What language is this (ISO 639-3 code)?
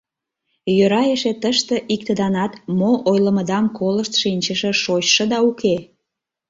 chm